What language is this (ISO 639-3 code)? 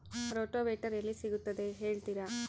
kan